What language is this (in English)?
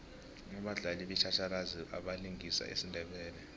South Ndebele